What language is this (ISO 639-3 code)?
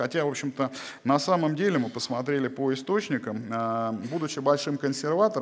rus